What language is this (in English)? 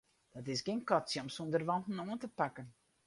Western Frisian